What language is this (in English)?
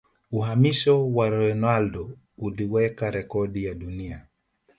Swahili